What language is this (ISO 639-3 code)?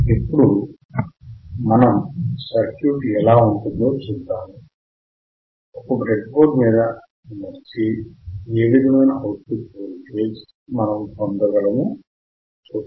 tel